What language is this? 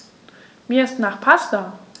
German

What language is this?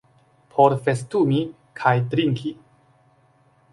Esperanto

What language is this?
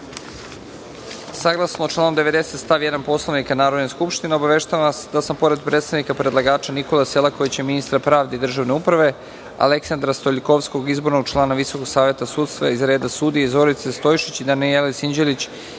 Serbian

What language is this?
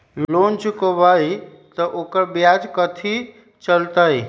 Magahi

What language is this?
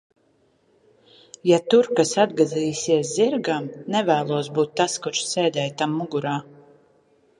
Latvian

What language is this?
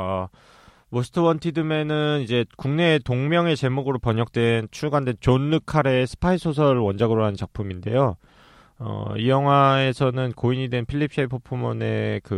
Korean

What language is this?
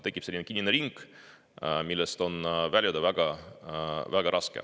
Estonian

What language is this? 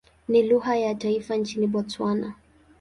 Swahili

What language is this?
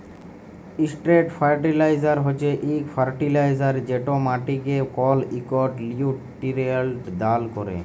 Bangla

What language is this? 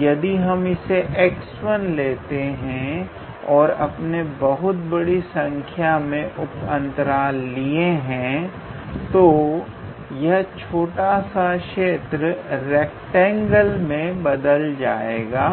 Hindi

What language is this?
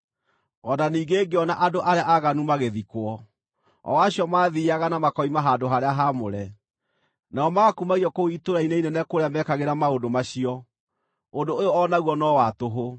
Kikuyu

